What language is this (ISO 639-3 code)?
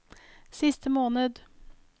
nor